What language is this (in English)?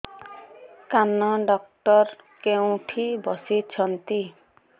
Odia